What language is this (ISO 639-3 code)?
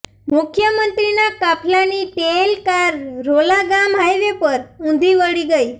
guj